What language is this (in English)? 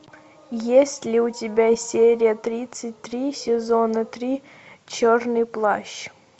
Russian